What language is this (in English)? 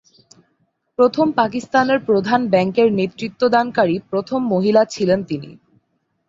Bangla